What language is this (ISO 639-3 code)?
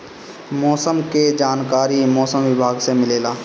bho